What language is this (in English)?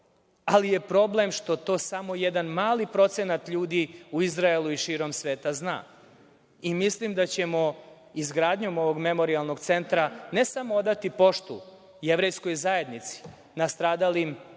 Serbian